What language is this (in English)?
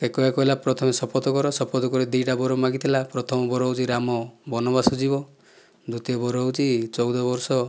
Odia